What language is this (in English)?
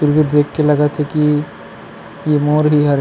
Chhattisgarhi